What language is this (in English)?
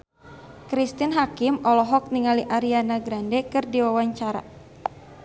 Sundanese